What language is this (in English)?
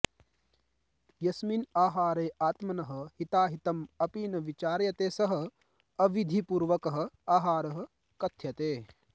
Sanskrit